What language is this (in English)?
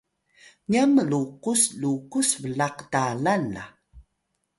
Atayal